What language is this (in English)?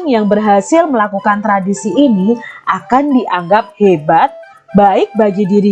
Indonesian